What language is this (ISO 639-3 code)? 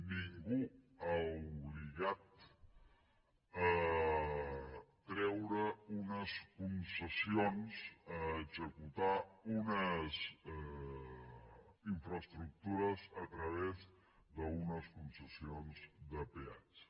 cat